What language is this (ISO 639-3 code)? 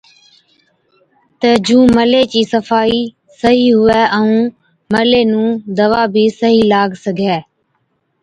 odk